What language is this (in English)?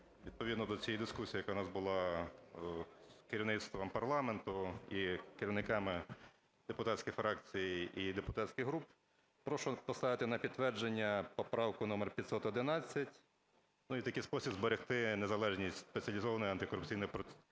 Ukrainian